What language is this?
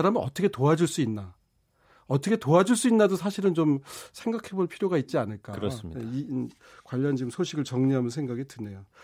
Korean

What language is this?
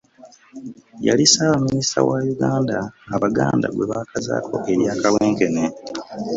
Ganda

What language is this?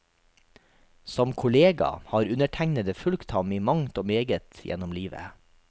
Norwegian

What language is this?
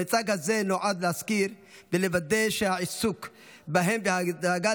Hebrew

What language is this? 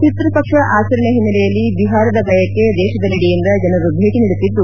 Kannada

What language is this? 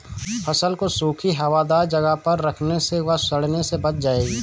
Hindi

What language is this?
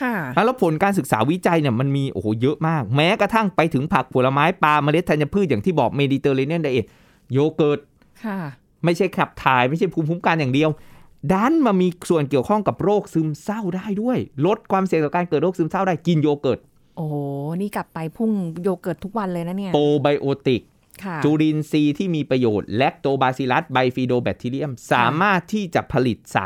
Thai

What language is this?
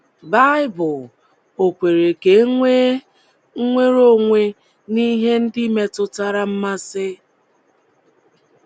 Igbo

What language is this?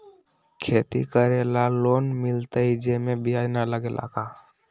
Magahi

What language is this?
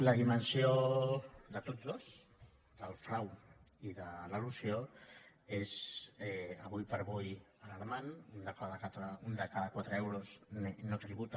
Catalan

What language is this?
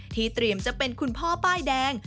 Thai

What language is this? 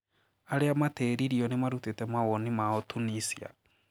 Kikuyu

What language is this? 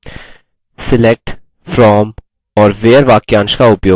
Hindi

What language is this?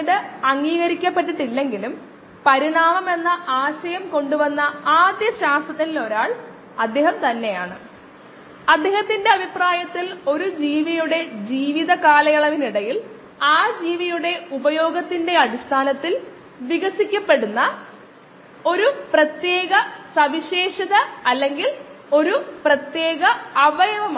Malayalam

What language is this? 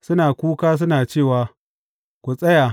Hausa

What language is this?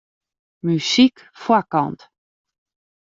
Western Frisian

